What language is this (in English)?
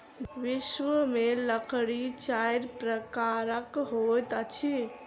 Maithili